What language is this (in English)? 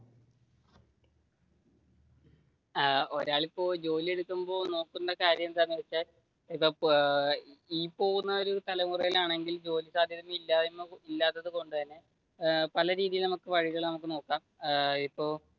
Malayalam